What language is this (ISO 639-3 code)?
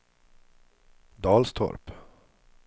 swe